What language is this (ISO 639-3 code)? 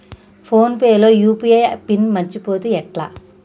tel